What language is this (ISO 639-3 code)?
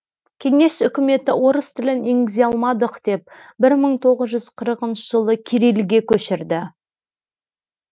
kaz